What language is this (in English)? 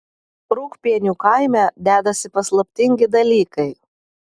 Lithuanian